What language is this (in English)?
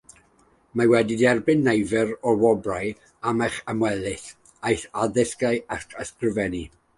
Welsh